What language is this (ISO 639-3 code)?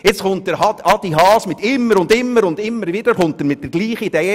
gsw